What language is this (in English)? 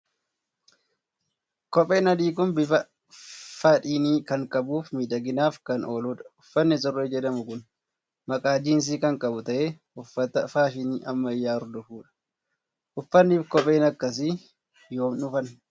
Oromo